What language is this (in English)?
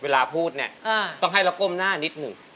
Thai